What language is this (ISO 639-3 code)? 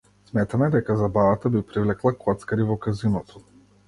mkd